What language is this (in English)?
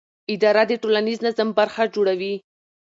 Pashto